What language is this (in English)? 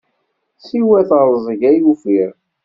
Kabyle